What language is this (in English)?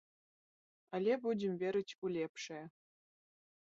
Belarusian